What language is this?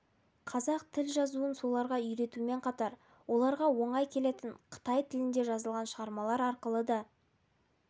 Kazakh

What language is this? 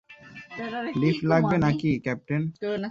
Bangla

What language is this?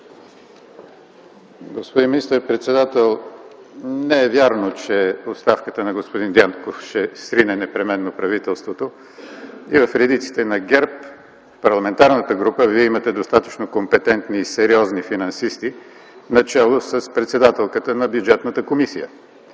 Bulgarian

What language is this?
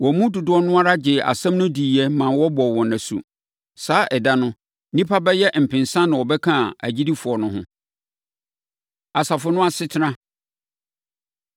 Akan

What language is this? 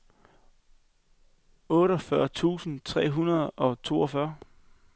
Danish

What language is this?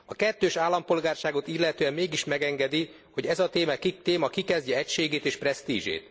Hungarian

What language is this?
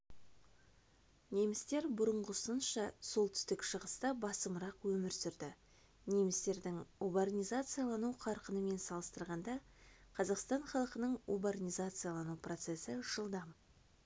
Kazakh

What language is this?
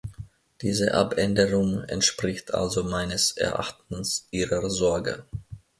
German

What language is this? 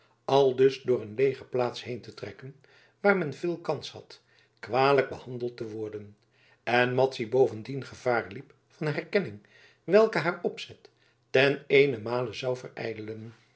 Dutch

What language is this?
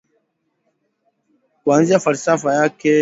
Swahili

